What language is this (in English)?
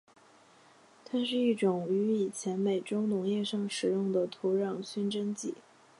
Chinese